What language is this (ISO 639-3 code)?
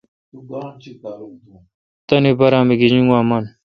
xka